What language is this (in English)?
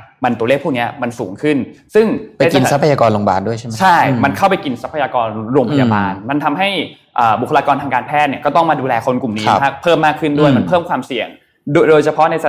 Thai